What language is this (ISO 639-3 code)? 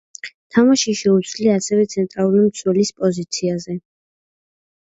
kat